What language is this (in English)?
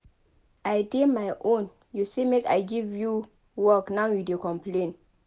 Nigerian Pidgin